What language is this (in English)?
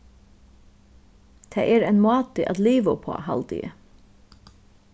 Faroese